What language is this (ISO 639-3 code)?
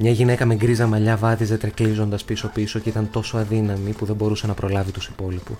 ell